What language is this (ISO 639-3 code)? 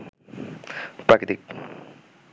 ben